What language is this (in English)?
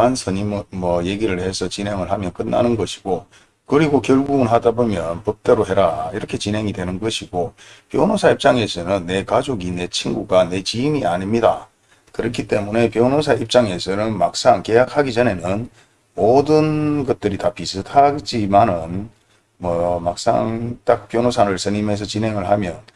Korean